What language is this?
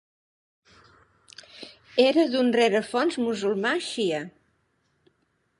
Catalan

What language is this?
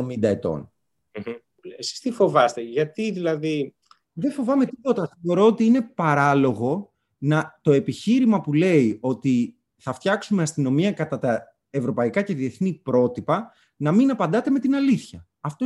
Greek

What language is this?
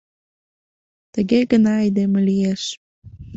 Mari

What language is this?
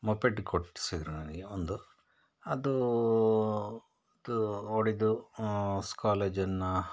Kannada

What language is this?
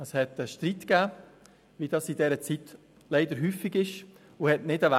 Swiss German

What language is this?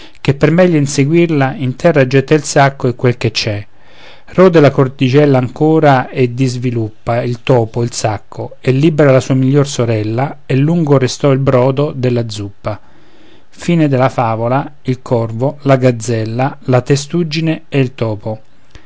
Italian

